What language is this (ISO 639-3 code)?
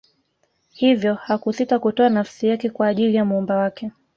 swa